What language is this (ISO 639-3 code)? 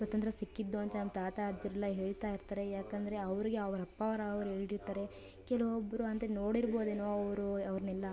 kan